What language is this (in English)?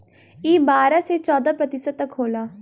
Bhojpuri